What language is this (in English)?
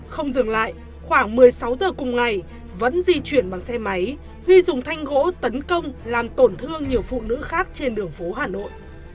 Vietnamese